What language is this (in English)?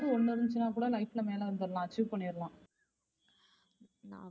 Tamil